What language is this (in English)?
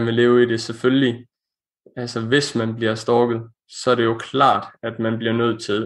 Danish